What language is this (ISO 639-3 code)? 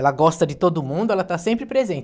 por